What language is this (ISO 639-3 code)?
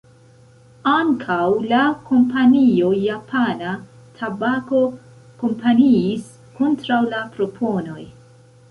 epo